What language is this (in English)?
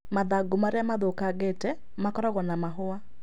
Kikuyu